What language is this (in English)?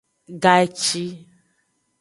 Aja (Benin)